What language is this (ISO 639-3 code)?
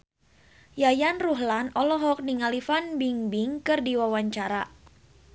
sun